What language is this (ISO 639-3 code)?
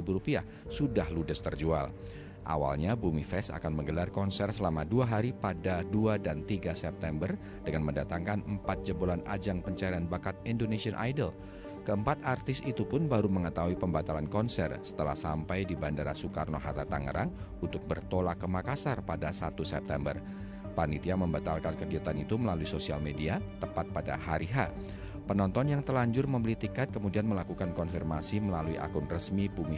ind